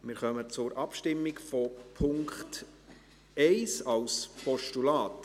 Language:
Swiss German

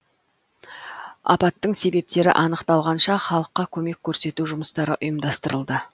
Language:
Kazakh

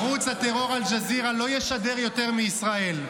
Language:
Hebrew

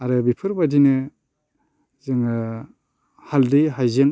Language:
Bodo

